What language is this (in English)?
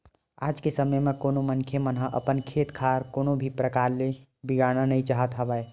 Chhattisgarhi